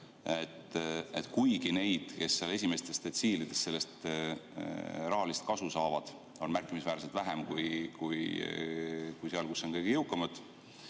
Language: Estonian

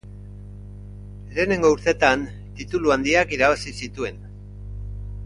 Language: Basque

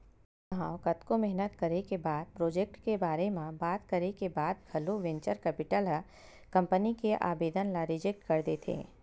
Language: Chhattisgarhi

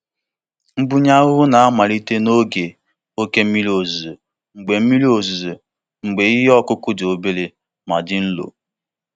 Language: Igbo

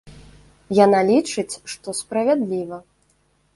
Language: Belarusian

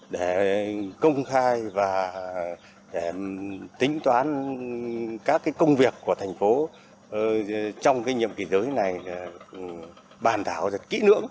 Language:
Vietnamese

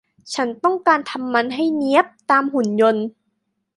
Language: Thai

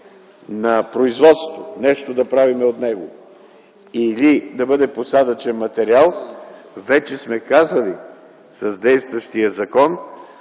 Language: Bulgarian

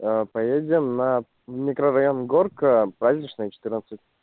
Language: Russian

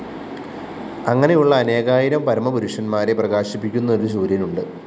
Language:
Malayalam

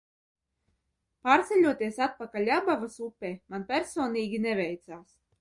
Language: Latvian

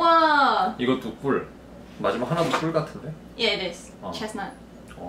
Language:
Korean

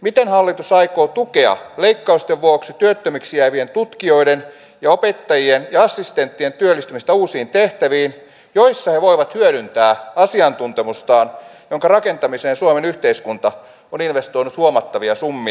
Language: Finnish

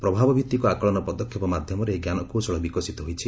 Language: Odia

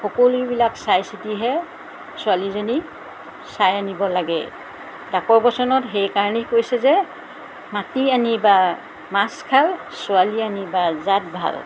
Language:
Assamese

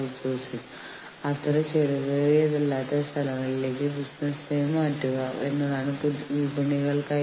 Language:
Malayalam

